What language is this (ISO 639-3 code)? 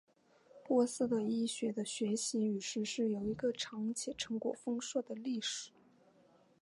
zho